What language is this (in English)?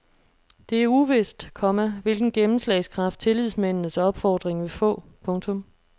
Danish